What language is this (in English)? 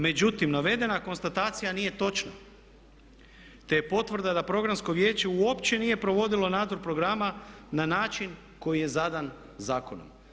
Croatian